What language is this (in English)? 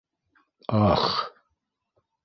Bashkir